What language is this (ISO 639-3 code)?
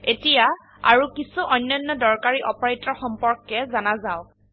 asm